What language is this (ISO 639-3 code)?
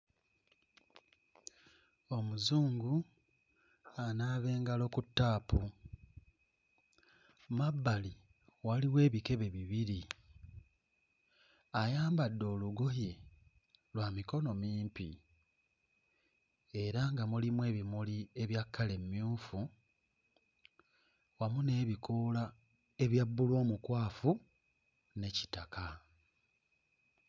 lug